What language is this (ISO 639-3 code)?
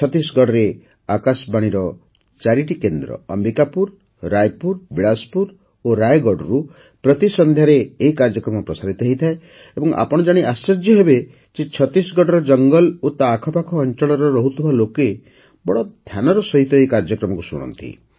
ori